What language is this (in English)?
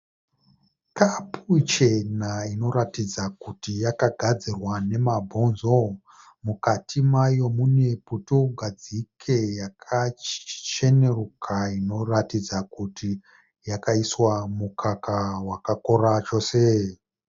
Shona